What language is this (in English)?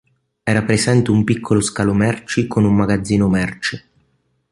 Italian